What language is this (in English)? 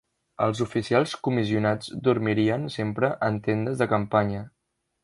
Catalan